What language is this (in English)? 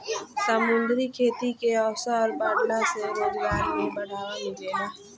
Bhojpuri